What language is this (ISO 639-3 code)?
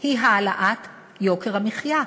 heb